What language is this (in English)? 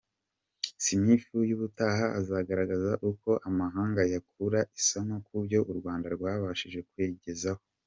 Kinyarwanda